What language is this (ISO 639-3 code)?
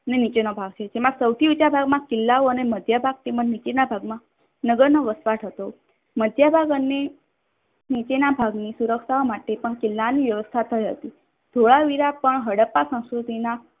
guj